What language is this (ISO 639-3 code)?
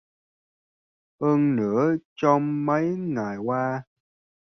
vie